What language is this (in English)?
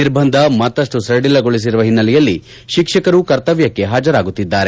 Kannada